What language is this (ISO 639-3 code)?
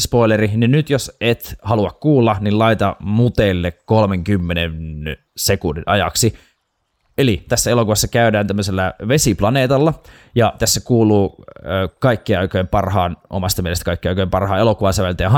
fin